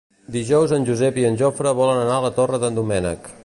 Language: Catalan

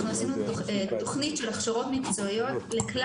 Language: Hebrew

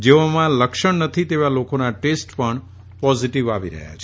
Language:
Gujarati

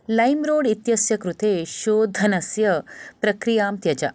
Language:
Sanskrit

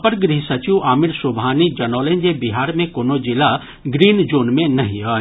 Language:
Maithili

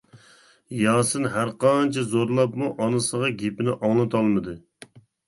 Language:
Uyghur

